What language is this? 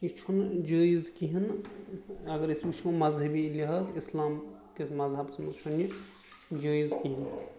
Kashmiri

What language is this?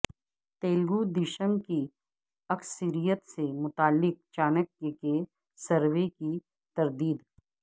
Urdu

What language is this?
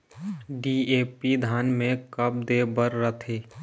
Chhattisgarhi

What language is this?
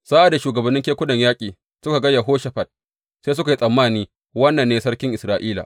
Hausa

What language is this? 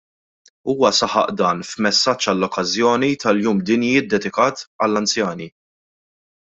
Maltese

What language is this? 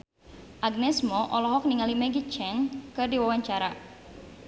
Sundanese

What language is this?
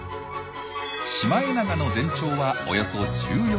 Japanese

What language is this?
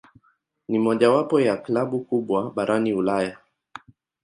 Swahili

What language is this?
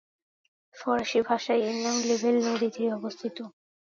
Bangla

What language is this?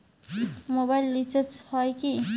Bangla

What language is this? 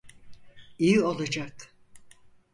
Turkish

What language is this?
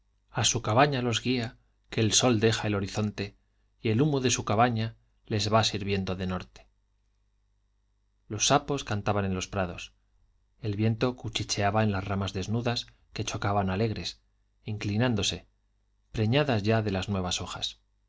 Spanish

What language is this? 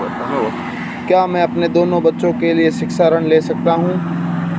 Hindi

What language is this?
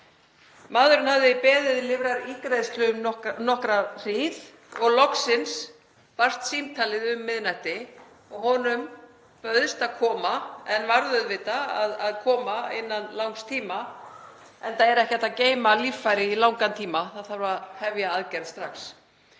Icelandic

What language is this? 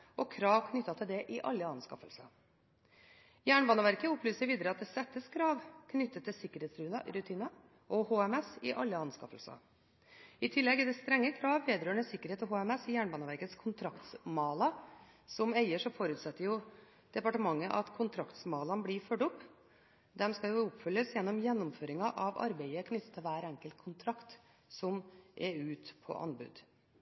Norwegian Bokmål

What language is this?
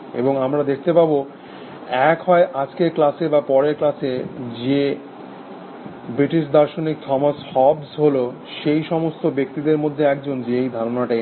Bangla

